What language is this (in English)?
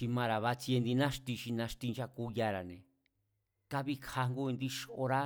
Mazatlán Mazatec